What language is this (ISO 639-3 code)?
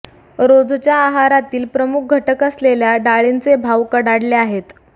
mar